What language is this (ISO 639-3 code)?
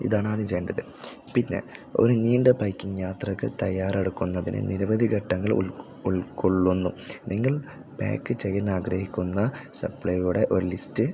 mal